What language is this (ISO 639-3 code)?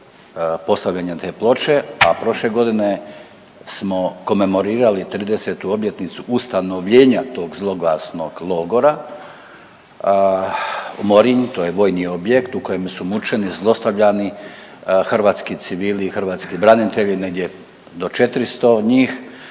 hrv